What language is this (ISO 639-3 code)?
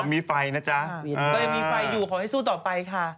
tha